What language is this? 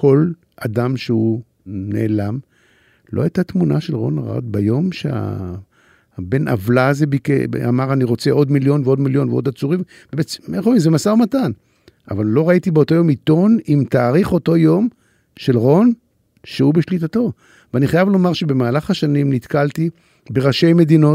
Hebrew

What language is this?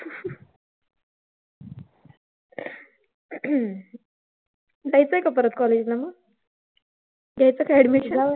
Marathi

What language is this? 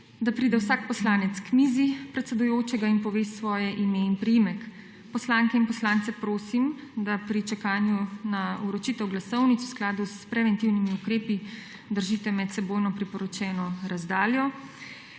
Slovenian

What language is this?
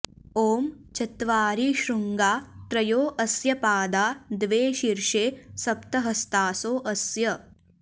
Sanskrit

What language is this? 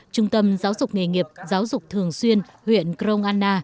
Vietnamese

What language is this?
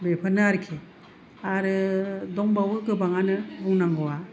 Bodo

